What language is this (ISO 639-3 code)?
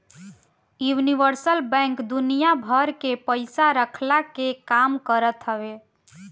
bho